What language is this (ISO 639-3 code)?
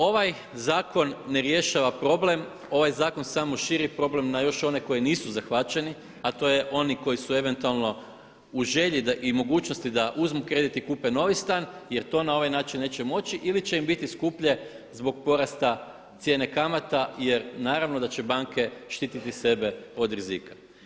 hrv